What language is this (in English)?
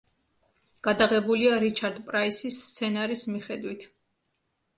Georgian